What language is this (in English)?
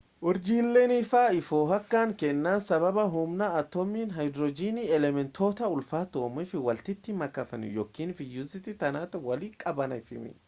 Oromo